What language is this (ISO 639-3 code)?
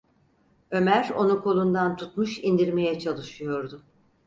tur